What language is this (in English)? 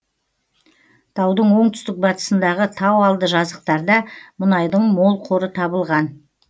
Kazakh